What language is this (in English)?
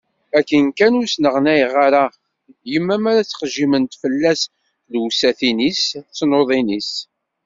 Kabyle